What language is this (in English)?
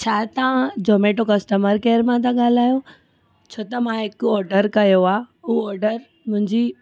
Sindhi